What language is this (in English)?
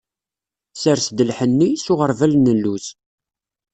Kabyle